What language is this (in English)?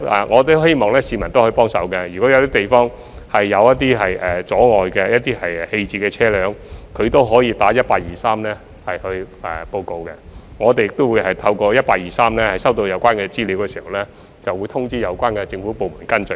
Cantonese